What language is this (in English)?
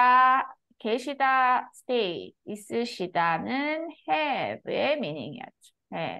Korean